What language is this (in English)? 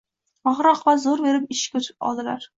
Uzbek